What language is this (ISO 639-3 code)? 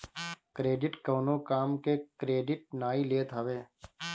bho